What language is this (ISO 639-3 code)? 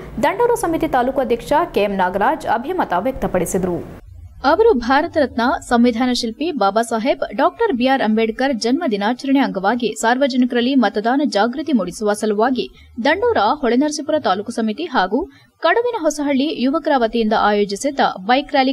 kan